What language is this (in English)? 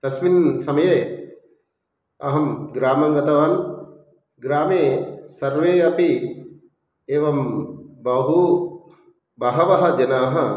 Sanskrit